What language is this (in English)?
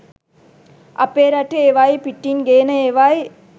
Sinhala